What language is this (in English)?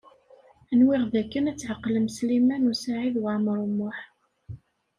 Kabyle